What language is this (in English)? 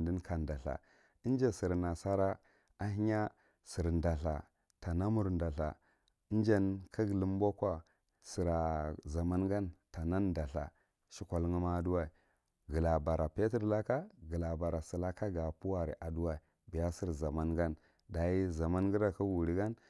Marghi Central